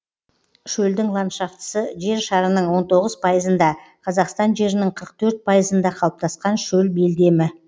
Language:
Kazakh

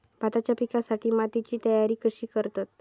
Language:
Marathi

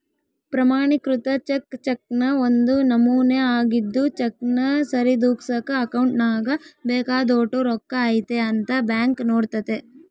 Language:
Kannada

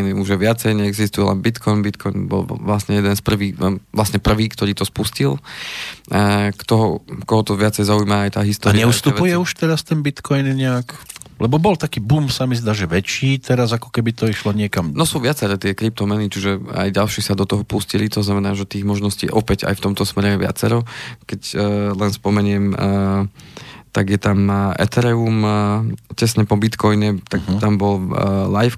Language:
Slovak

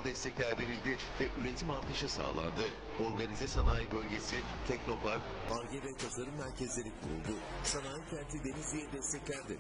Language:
Turkish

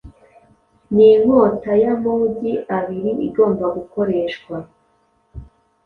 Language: Kinyarwanda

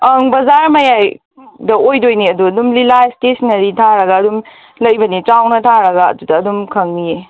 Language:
Manipuri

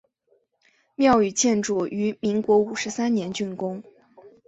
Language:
Chinese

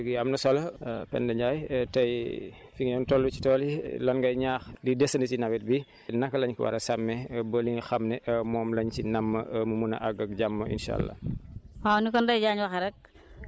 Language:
Wolof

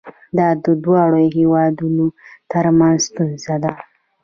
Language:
Pashto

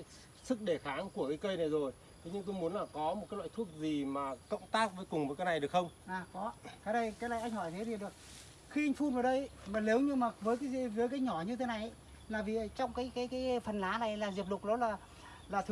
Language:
Vietnamese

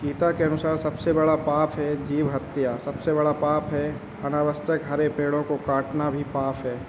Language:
Hindi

